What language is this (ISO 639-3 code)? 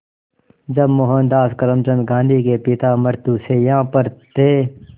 hin